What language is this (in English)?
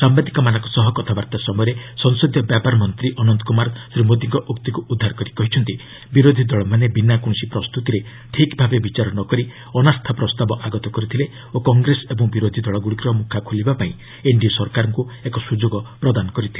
Odia